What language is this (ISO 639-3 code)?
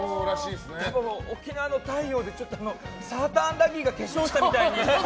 jpn